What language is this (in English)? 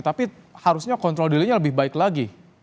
Indonesian